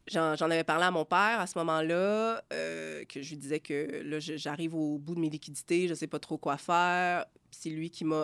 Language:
French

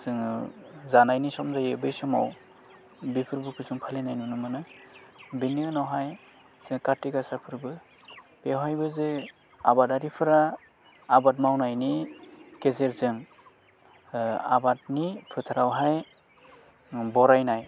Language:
Bodo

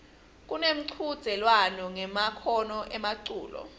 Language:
Swati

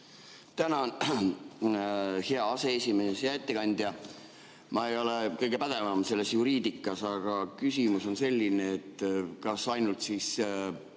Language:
Estonian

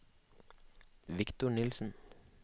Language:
Norwegian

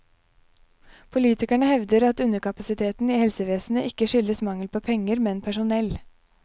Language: Norwegian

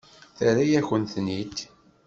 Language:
Kabyle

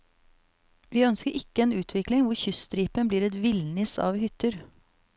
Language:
Norwegian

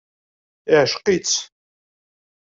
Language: Kabyle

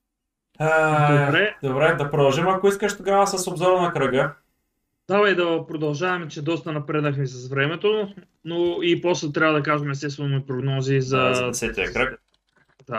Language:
Bulgarian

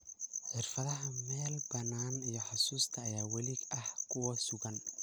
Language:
Somali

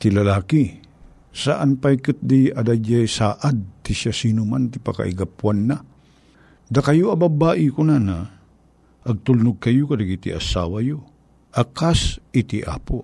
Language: Filipino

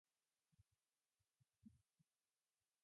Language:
Japanese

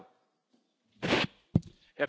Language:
German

